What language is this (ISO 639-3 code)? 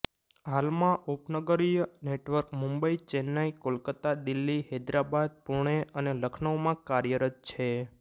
guj